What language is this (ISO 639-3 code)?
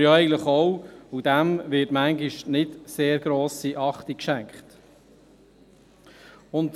gsw